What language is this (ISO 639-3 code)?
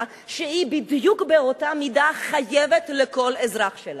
heb